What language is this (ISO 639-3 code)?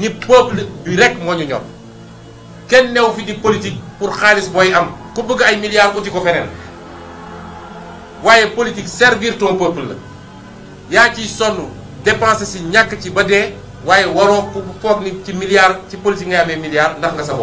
fra